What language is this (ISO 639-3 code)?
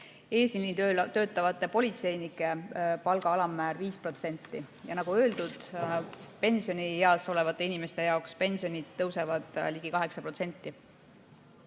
est